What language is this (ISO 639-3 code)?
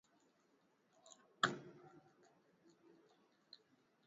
swa